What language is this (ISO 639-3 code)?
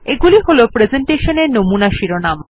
ben